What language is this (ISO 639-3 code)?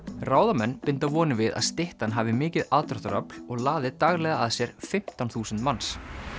isl